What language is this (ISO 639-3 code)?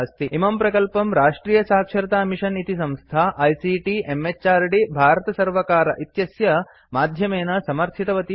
san